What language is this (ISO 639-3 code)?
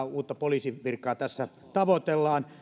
fin